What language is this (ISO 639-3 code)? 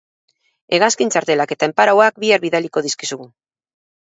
eus